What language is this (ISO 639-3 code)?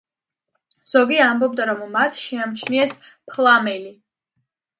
kat